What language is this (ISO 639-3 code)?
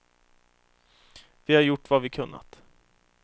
swe